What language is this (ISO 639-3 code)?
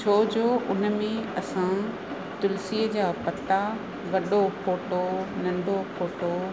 snd